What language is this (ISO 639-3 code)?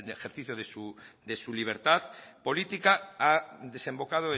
spa